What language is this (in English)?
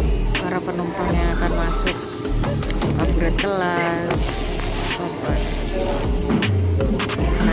Indonesian